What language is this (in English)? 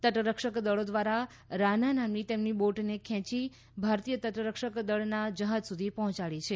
Gujarati